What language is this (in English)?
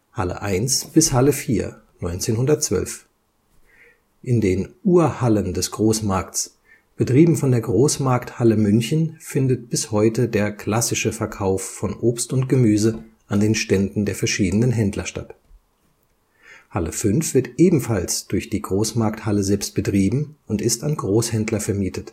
German